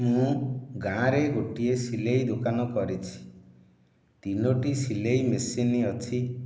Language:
Odia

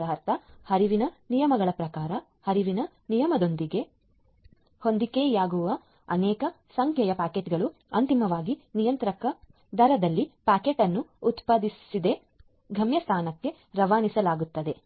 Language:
Kannada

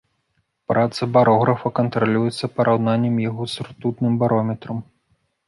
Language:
Belarusian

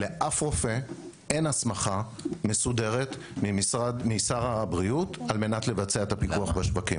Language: Hebrew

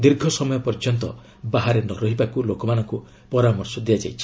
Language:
Odia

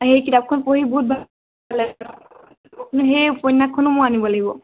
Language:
Assamese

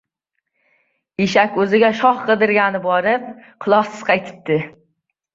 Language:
Uzbek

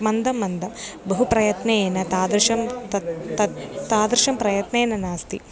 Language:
Sanskrit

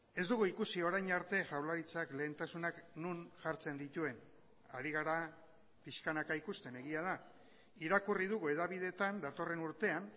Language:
Basque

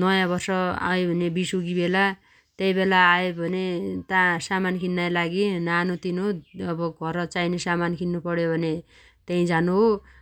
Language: Dotyali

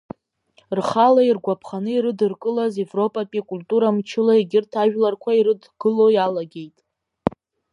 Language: Abkhazian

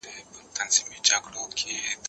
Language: Pashto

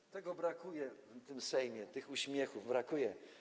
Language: Polish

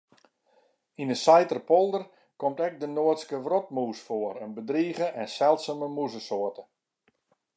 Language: Western Frisian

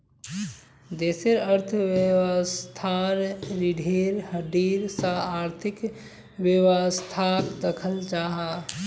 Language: Magahi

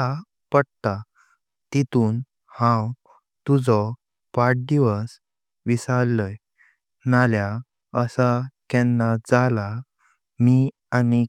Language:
Konkani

